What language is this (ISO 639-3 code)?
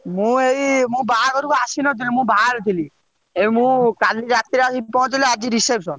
ori